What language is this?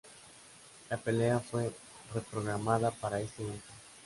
Spanish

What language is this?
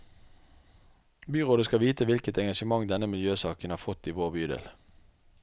Norwegian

